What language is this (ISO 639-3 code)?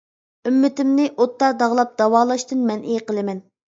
uig